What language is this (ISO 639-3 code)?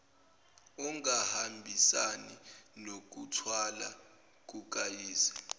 zul